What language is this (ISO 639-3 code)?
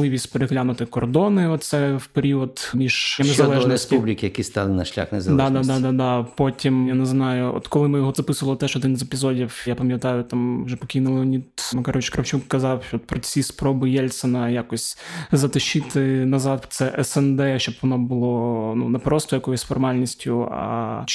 ukr